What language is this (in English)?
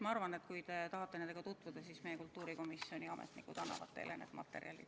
Estonian